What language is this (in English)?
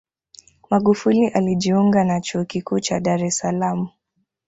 Swahili